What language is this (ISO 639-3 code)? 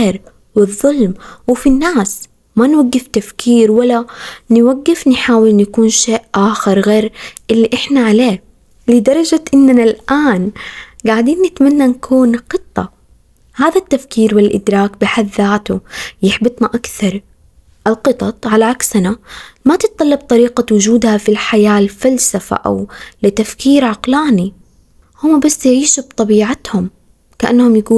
ara